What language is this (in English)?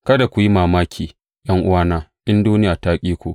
Hausa